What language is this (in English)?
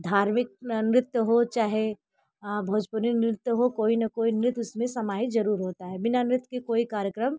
Hindi